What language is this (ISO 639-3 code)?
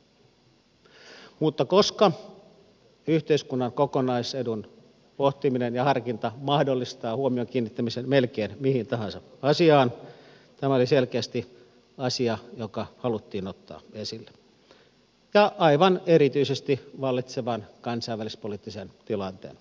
fin